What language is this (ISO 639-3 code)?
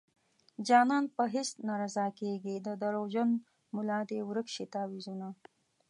pus